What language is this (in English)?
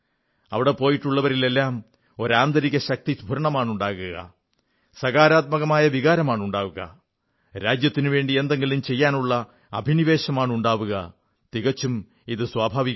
Malayalam